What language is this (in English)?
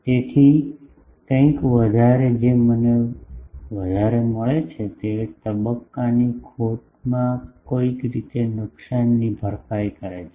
Gujarati